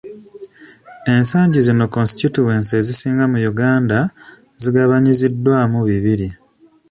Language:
Ganda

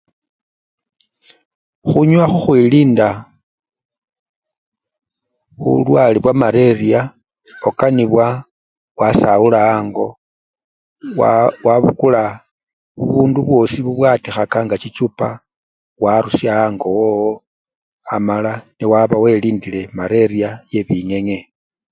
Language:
Luyia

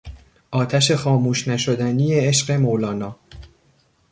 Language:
Persian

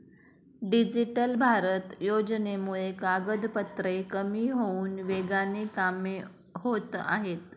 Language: Marathi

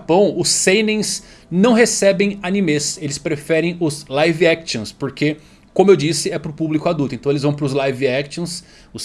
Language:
Portuguese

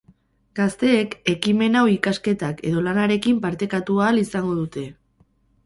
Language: Basque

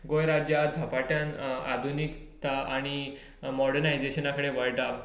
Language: Konkani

